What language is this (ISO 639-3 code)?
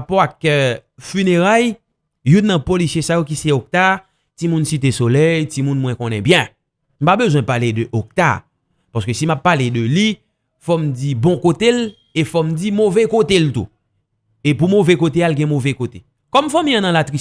fra